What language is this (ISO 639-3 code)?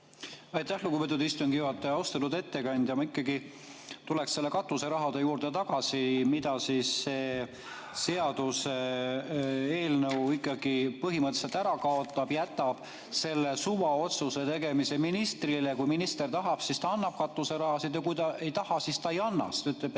est